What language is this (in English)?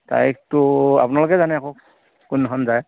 Assamese